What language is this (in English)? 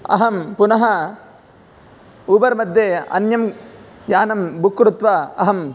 Sanskrit